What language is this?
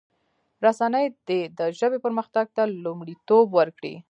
Pashto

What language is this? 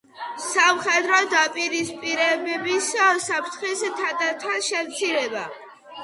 Georgian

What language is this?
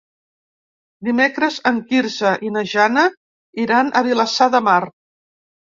Catalan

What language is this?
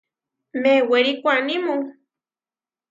Huarijio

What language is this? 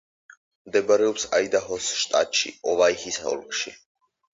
Georgian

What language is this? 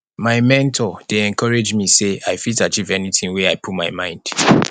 Nigerian Pidgin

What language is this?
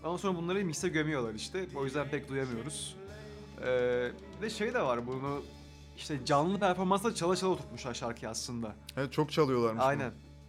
Turkish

